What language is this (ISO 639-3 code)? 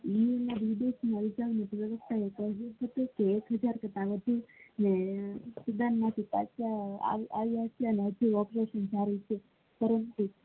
guj